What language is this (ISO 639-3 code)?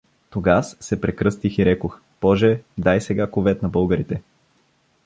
bul